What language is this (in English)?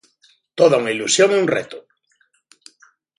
Galician